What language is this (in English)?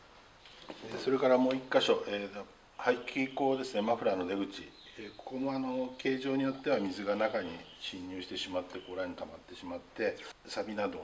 Japanese